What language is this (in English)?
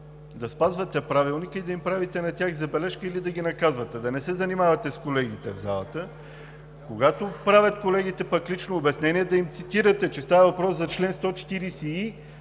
Bulgarian